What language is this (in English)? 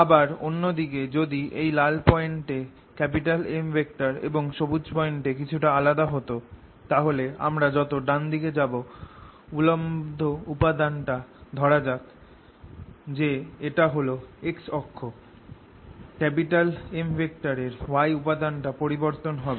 Bangla